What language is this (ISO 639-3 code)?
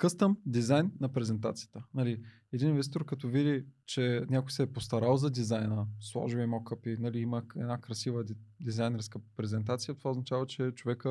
bul